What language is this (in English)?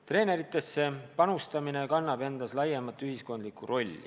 Estonian